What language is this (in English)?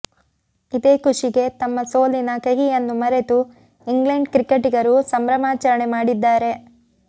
Kannada